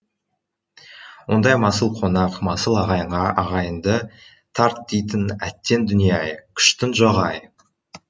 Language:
Kazakh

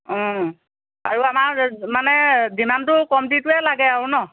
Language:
Assamese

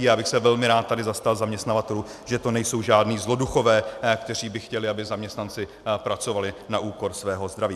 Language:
Czech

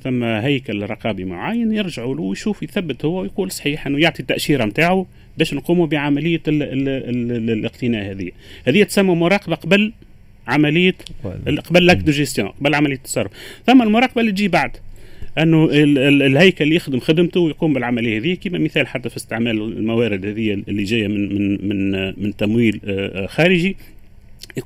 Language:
Arabic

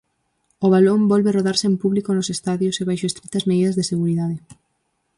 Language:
Galician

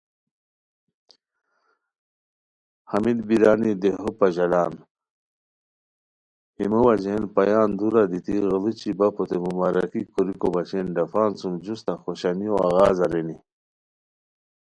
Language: Khowar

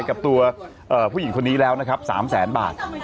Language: Thai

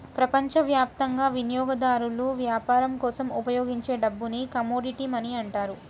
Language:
Telugu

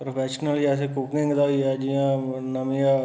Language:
Dogri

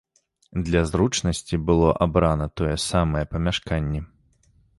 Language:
Belarusian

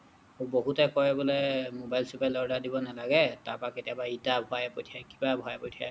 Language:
Assamese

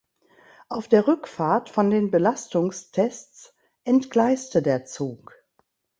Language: German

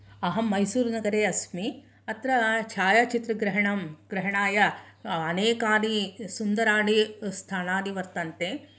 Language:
Sanskrit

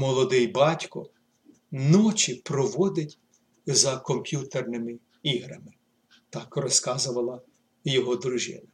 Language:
Ukrainian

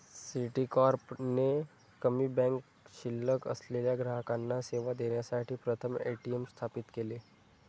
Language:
Marathi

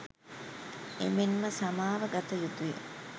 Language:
Sinhala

